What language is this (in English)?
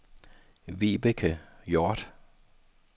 Danish